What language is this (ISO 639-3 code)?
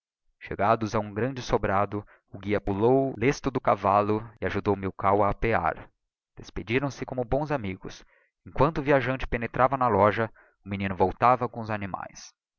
por